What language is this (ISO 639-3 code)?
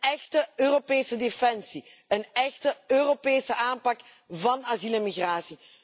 nld